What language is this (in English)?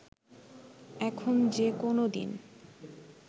Bangla